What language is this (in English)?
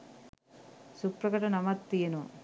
Sinhala